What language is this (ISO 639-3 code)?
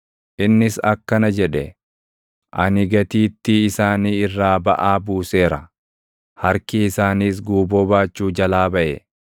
orm